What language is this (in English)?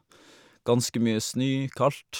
Norwegian